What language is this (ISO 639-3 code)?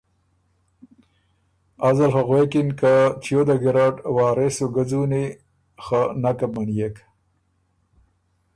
oru